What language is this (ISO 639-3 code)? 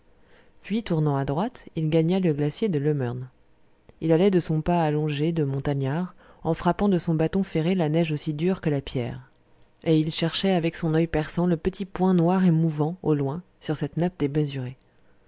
fra